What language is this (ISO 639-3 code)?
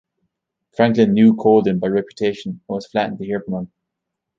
eng